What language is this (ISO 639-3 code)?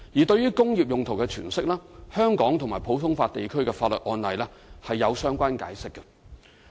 yue